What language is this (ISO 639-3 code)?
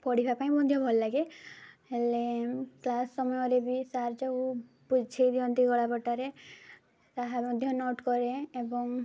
ori